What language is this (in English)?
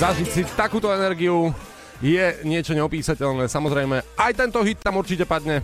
Slovak